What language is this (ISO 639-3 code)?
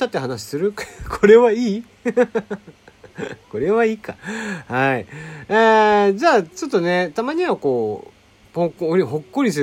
jpn